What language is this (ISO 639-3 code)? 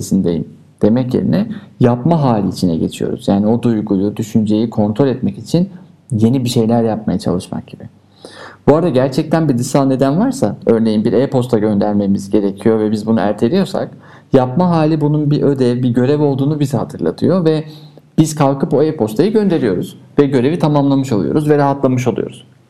tur